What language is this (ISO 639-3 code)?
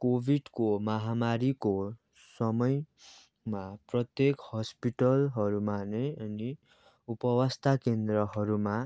nep